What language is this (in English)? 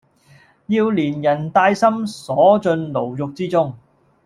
Cantonese